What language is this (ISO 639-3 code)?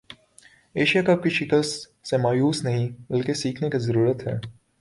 urd